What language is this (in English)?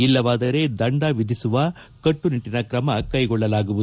Kannada